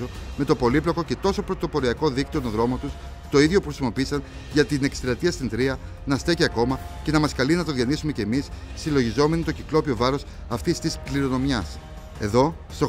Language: Greek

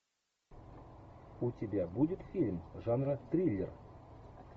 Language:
Russian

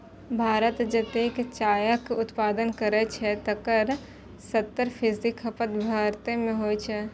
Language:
Maithili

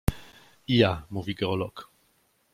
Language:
Polish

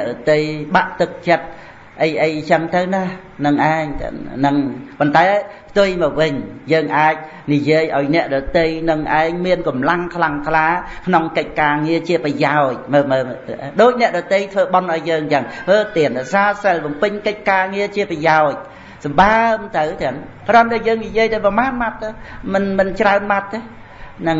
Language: Vietnamese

